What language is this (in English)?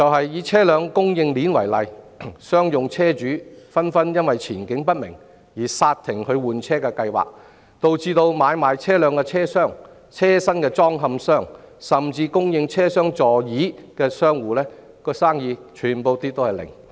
Cantonese